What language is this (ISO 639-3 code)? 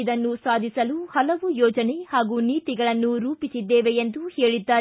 kan